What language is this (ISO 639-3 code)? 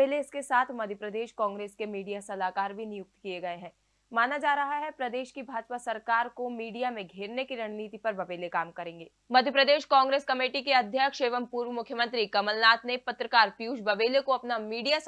hin